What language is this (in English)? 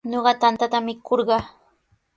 Sihuas Ancash Quechua